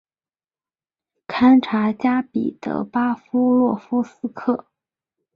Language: Chinese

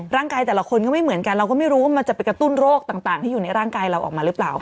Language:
Thai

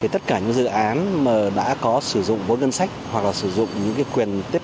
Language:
Vietnamese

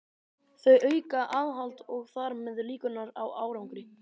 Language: Icelandic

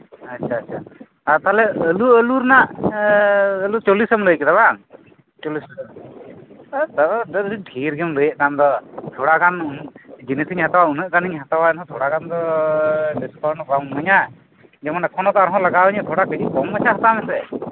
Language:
Santali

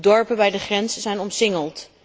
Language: Dutch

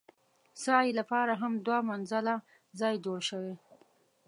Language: Pashto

